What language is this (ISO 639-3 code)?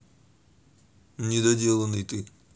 rus